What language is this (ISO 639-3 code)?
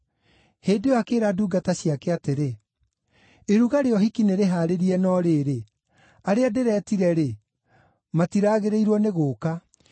kik